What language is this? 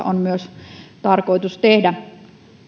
Finnish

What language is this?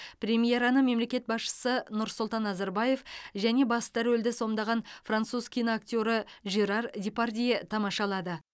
Kazakh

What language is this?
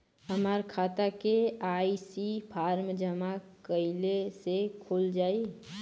Bhojpuri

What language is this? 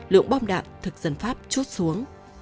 Vietnamese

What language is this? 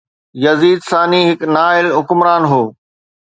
Sindhi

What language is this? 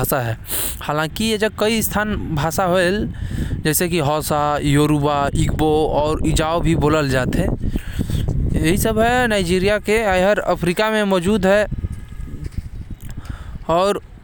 Korwa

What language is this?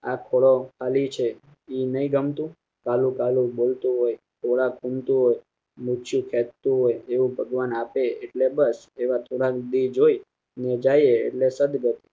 Gujarati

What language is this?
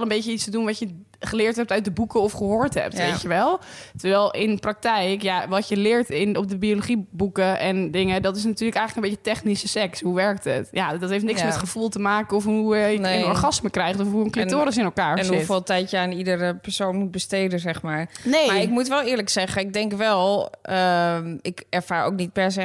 Dutch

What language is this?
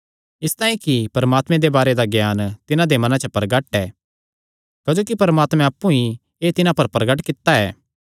Kangri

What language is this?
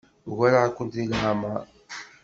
Kabyle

